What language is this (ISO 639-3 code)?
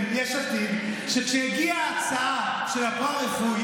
heb